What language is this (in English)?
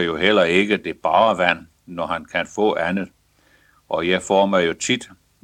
Danish